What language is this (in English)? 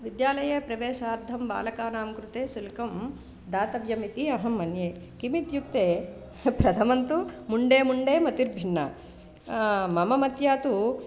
Sanskrit